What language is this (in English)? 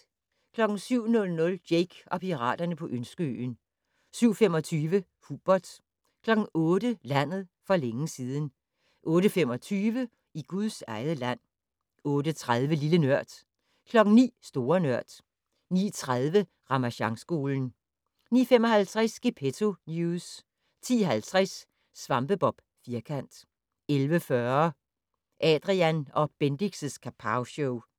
Danish